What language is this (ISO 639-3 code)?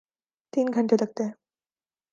urd